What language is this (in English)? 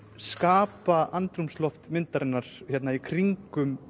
Icelandic